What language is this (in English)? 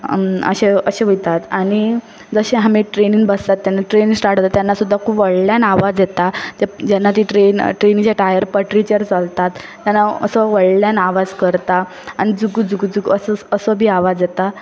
Konkani